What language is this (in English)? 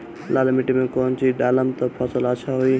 Bhojpuri